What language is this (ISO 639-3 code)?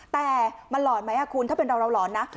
tha